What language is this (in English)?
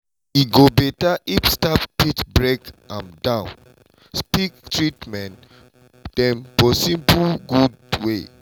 Nigerian Pidgin